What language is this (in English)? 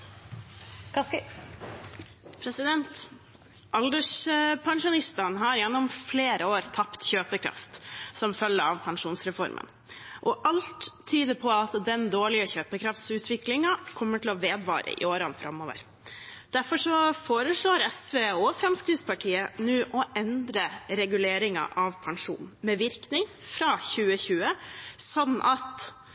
Norwegian Bokmål